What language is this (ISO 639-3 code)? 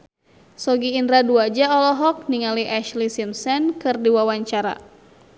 sun